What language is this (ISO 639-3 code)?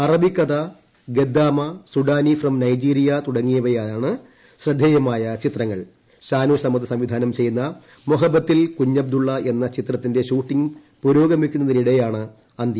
mal